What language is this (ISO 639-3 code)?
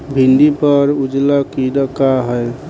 bho